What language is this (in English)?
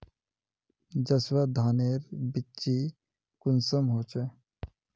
Magahi